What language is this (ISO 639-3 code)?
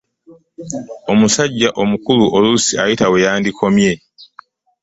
lug